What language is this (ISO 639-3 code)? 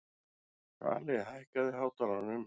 isl